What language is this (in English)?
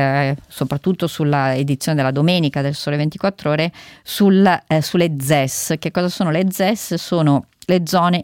Italian